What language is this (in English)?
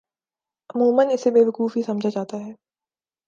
Urdu